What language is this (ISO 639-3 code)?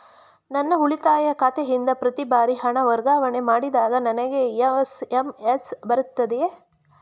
kan